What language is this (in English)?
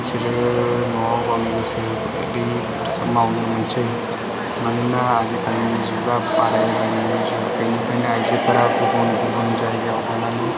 Bodo